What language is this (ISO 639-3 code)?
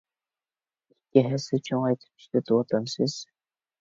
uig